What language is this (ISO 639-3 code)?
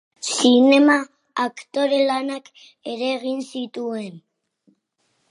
eus